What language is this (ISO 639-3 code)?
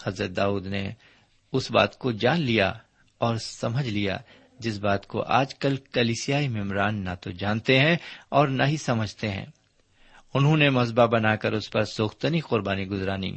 urd